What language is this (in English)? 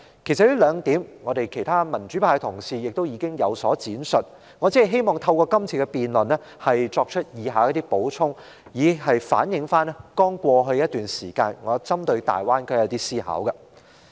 Cantonese